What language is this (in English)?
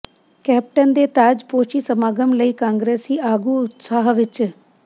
Punjabi